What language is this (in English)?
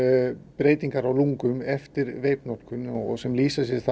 Icelandic